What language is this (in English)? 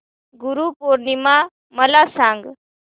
Marathi